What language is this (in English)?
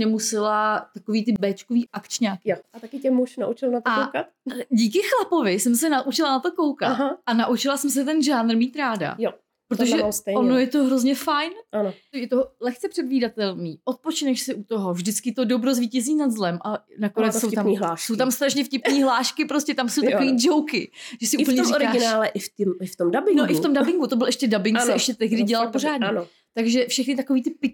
Czech